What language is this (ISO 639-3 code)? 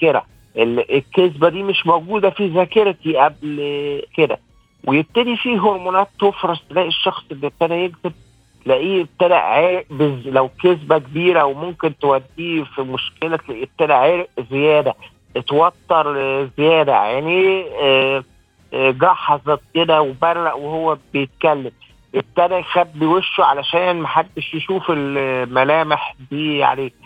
ara